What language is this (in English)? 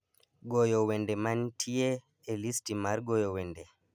Luo (Kenya and Tanzania)